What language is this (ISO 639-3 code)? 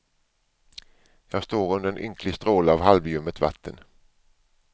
swe